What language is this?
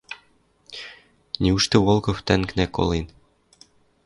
Western Mari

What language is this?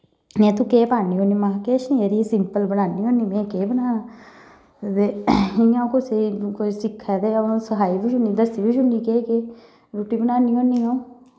Dogri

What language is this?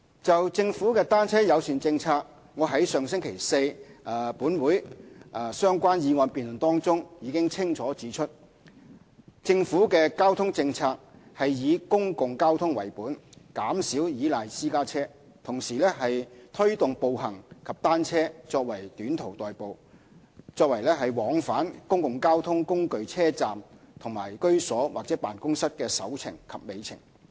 Cantonese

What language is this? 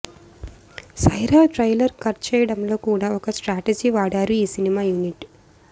Telugu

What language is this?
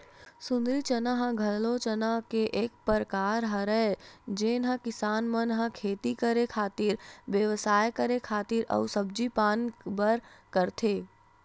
Chhattisgarhi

